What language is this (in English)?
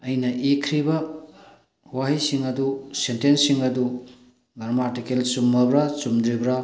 Manipuri